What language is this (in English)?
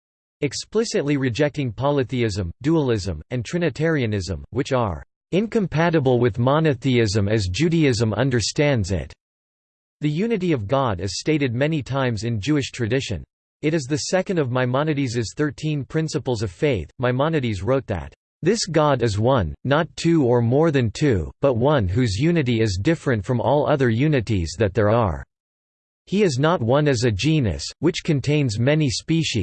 English